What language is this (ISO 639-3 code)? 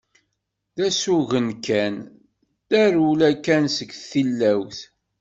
kab